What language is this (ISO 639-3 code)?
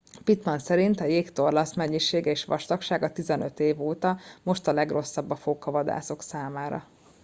hun